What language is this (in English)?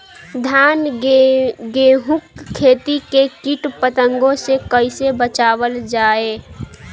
Bhojpuri